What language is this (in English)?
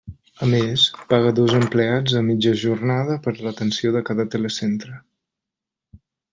Catalan